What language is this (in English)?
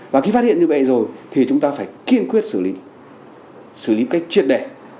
Vietnamese